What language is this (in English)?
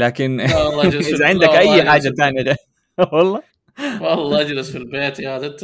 Arabic